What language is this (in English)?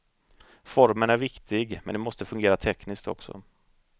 Swedish